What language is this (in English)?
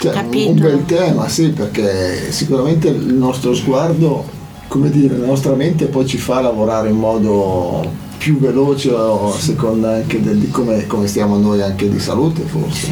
Italian